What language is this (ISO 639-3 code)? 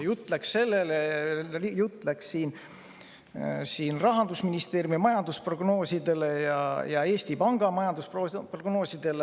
est